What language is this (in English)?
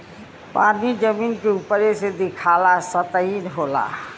Bhojpuri